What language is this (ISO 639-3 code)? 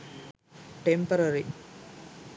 sin